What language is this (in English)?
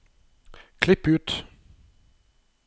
Norwegian